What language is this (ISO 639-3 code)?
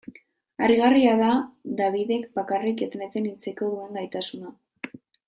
eus